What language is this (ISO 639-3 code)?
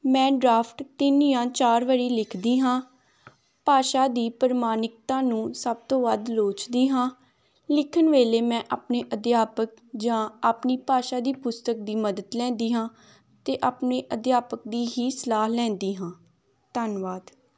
pan